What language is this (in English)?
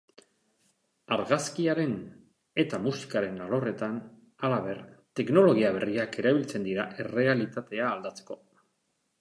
Basque